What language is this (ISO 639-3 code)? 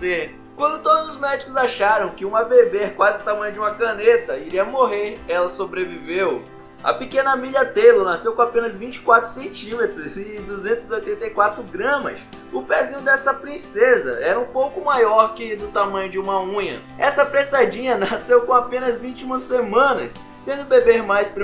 por